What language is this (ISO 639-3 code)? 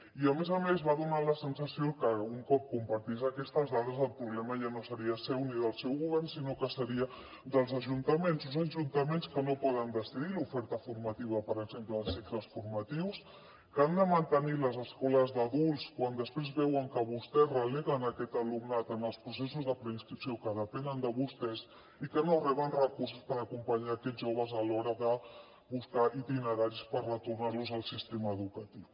cat